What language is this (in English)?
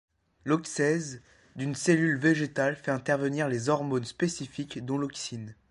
French